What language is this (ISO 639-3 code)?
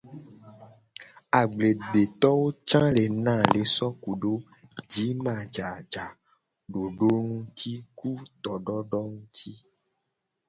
gej